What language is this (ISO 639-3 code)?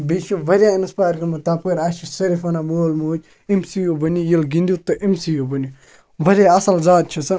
kas